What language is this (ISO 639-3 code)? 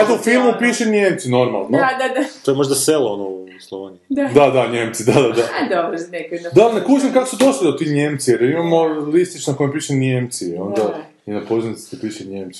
hrv